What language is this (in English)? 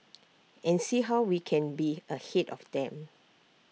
English